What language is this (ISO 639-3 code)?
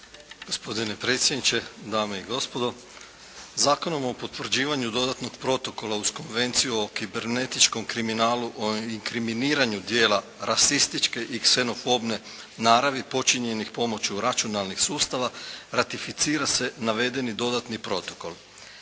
hrv